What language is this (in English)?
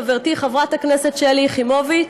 Hebrew